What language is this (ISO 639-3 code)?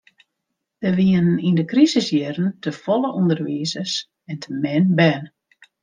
fry